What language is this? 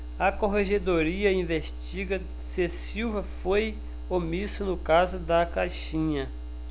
Portuguese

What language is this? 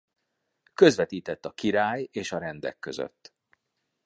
Hungarian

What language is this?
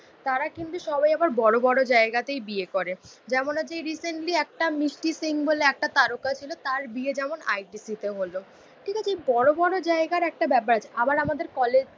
Bangla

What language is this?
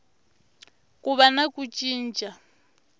Tsonga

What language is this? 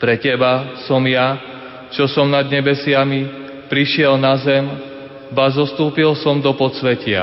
Slovak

